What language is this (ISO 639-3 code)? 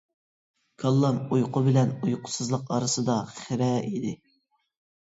uig